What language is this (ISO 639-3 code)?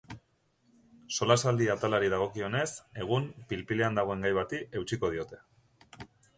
eus